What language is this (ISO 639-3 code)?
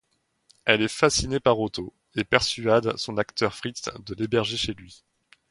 fra